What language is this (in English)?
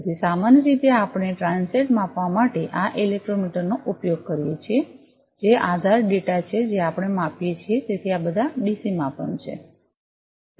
Gujarati